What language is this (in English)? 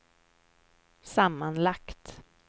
Swedish